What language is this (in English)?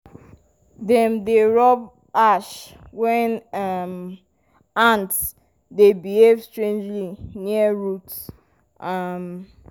Nigerian Pidgin